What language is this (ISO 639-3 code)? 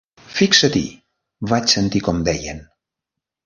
cat